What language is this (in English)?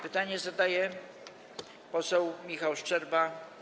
Polish